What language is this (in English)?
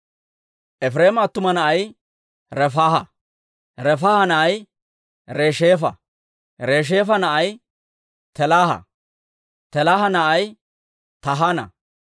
Dawro